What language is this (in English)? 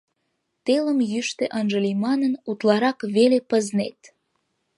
Mari